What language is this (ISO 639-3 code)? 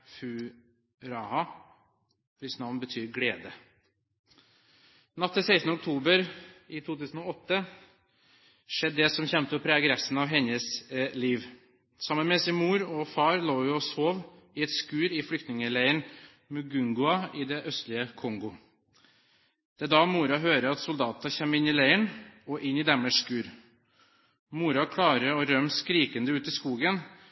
nob